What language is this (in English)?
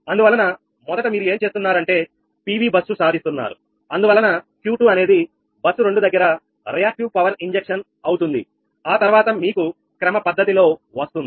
Telugu